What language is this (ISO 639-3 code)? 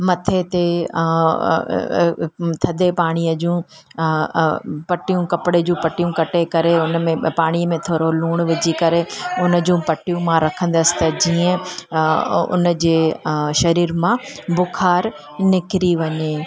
snd